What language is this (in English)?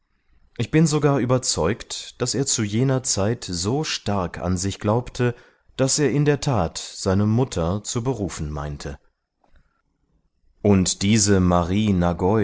German